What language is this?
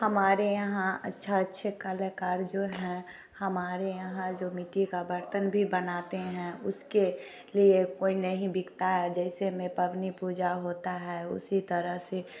Hindi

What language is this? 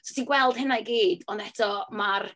Welsh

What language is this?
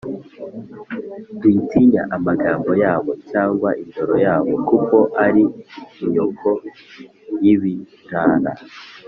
Kinyarwanda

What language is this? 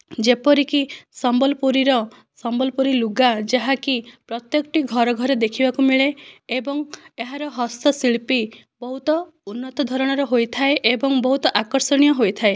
Odia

